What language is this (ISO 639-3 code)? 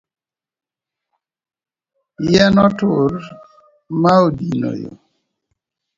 luo